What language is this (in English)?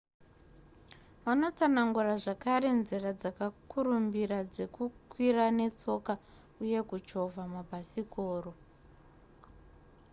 Shona